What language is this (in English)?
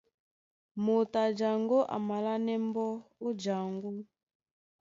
Duala